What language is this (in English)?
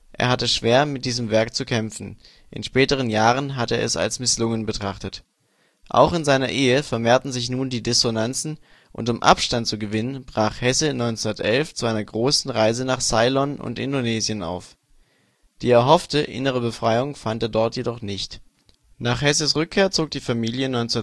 German